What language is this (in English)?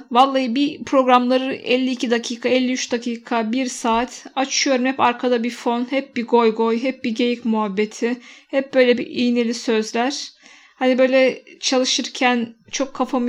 Turkish